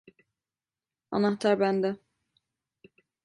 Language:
Turkish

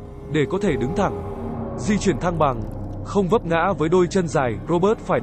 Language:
Vietnamese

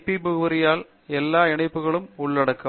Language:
Tamil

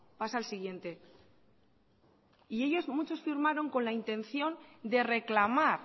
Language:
Spanish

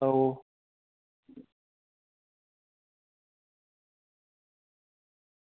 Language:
Dogri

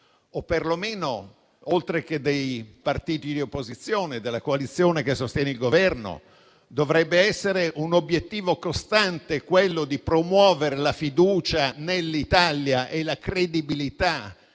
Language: Italian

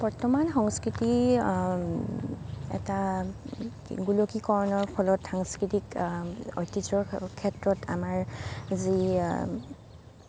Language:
Assamese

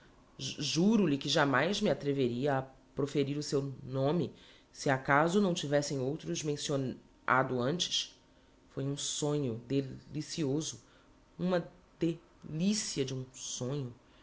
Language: Portuguese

